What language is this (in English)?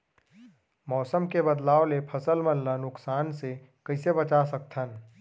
Chhattisgarhi